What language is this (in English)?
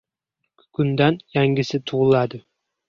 Uzbek